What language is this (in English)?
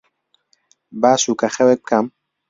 Central Kurdish